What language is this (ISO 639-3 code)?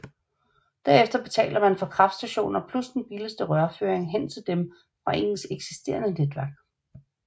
dan